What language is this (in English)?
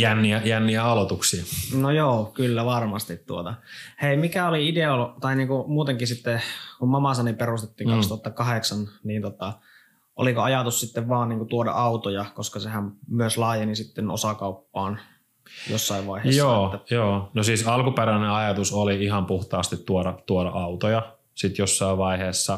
Finnish